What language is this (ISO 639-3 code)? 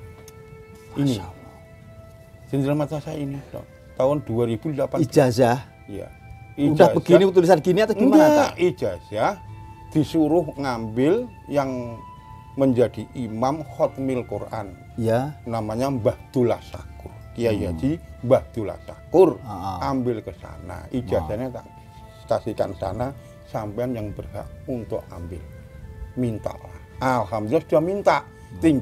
ind